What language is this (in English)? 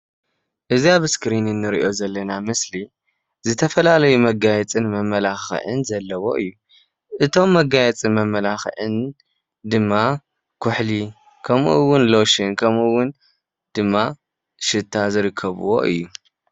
Tigrinya